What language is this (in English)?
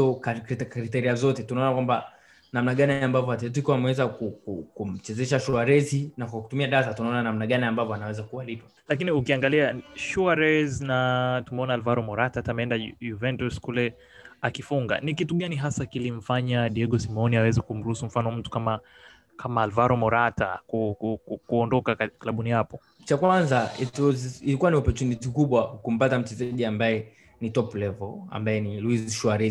Swahili